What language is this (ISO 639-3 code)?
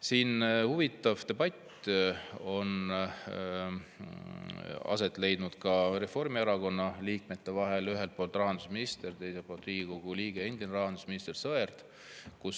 est